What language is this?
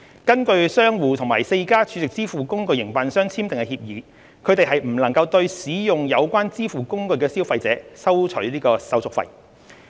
Cantonese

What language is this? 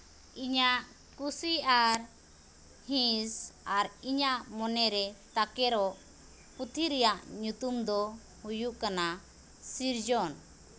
Santali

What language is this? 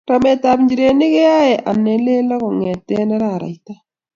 Kalenjin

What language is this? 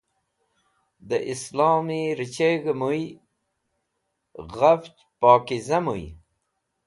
Wakhi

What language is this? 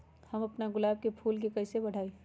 Magahi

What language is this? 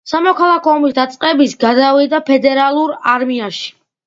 Georgian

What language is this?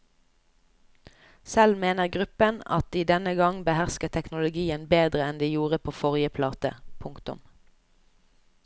Norwegian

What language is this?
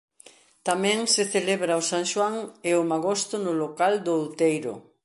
Galician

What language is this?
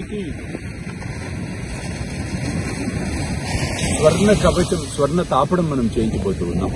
Romanian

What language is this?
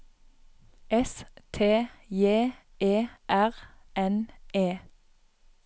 Norwegian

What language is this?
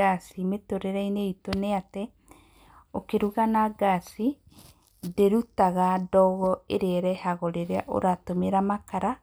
Kikuyu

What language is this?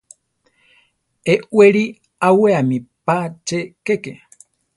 Central Tarahumara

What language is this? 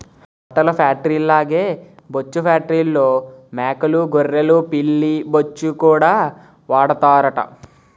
Telugu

